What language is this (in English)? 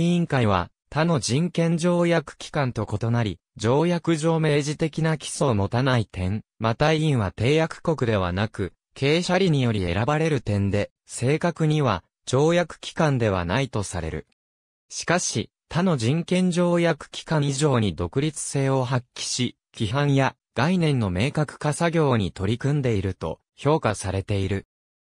Japanese